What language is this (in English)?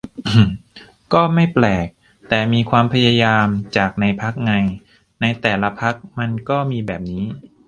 Thai